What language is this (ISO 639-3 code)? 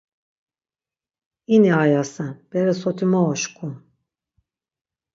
lzz